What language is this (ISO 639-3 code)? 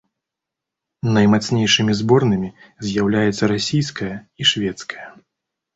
bel